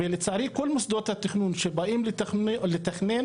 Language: Hebrew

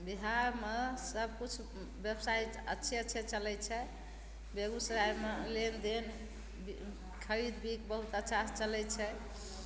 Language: Maithili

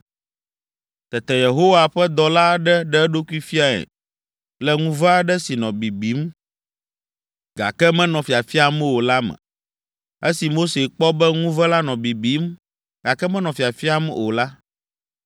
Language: Ewe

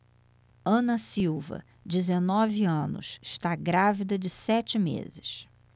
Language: Portuguese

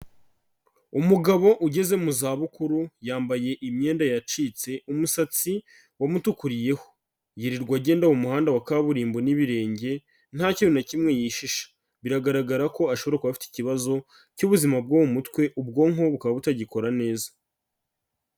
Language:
Kinyarwanda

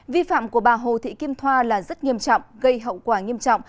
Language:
Vietnamese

